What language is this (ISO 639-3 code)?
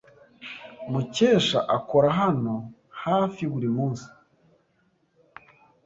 kin